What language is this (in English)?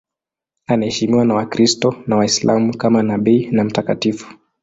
Swahili